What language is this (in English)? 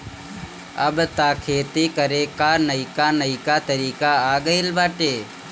Bhojpuri